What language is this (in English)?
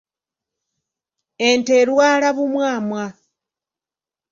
Ganda